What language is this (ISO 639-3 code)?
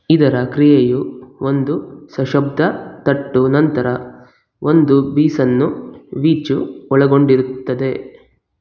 kan